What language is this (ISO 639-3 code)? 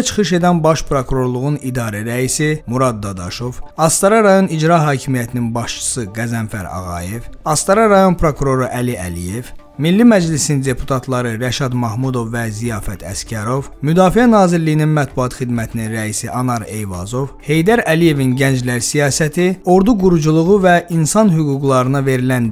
tur